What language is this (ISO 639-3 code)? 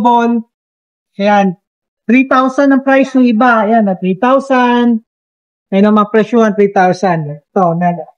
fil